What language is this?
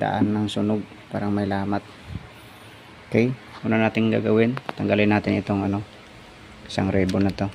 Filipino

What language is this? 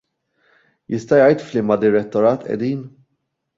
Maltese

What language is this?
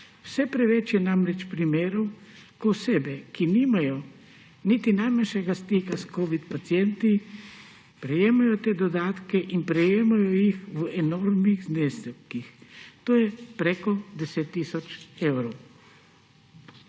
Slovenian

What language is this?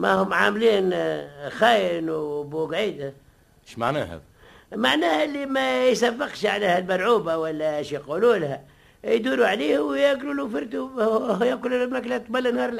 Arabic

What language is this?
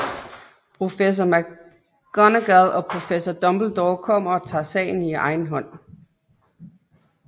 Danish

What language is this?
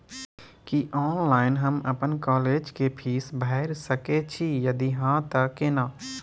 Maithili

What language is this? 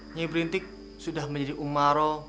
Indonesian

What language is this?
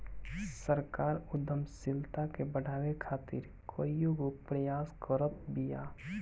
Bhojpuri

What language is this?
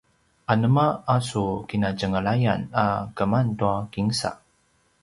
Paiwan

